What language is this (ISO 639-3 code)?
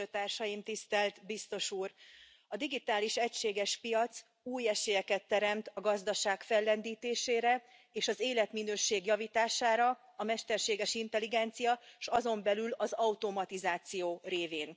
hun